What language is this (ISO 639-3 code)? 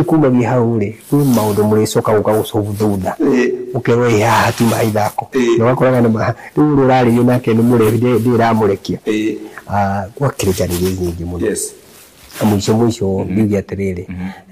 swa